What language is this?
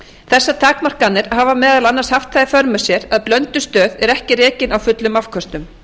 Icelandic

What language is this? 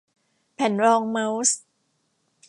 Thai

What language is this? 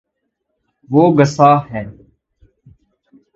Urdu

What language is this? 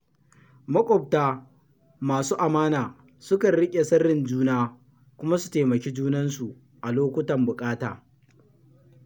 Hausa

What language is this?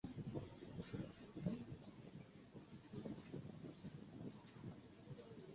Chinese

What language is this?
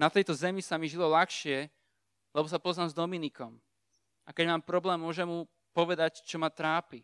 Slovak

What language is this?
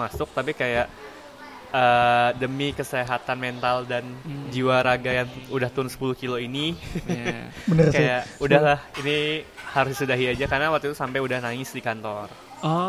Indonesian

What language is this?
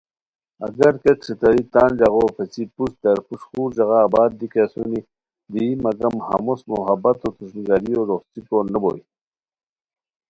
Khowar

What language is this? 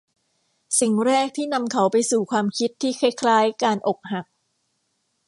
Thai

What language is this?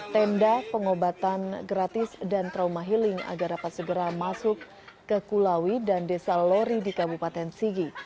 Indonesian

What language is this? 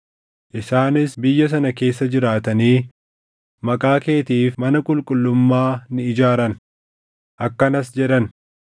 Oromo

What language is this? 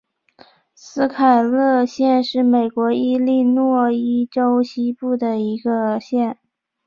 Chinese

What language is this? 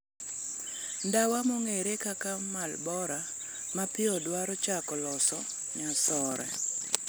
Luo (Kenya and Tanzania)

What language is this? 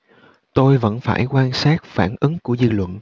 Vietnamese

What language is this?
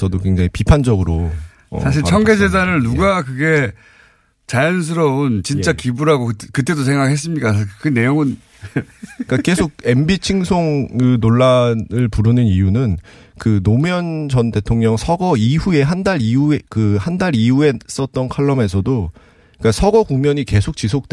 Korean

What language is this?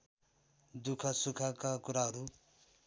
Nepali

